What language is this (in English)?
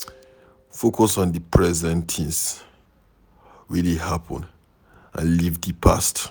Nigerian Pidgin